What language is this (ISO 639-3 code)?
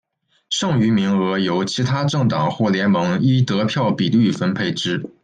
zho